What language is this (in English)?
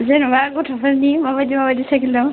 Bodo